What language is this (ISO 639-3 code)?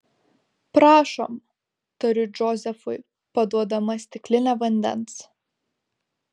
lit